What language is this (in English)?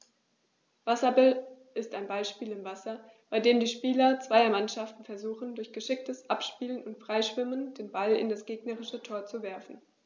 German